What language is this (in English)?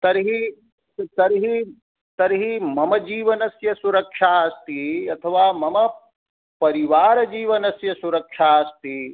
Sanskrit